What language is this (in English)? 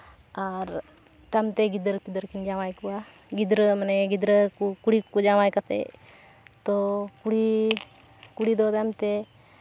Santali